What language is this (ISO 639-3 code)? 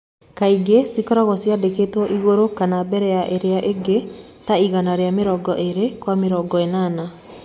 kik